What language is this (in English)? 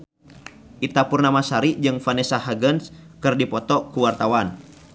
Sundanese